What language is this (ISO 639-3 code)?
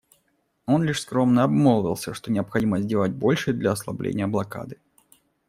rus